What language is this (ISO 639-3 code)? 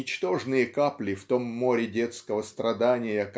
rus